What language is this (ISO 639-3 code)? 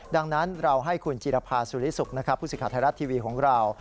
tha